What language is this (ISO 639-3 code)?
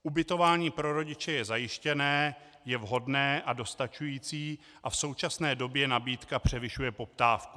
ces